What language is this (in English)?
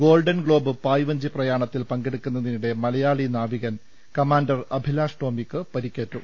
Malayalam